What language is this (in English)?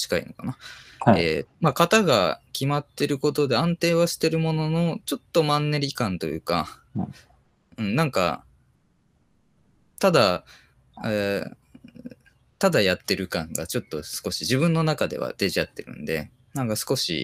Japanese